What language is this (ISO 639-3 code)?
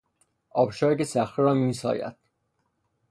fas